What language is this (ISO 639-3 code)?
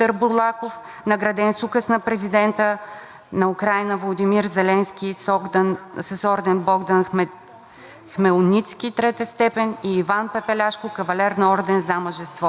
bul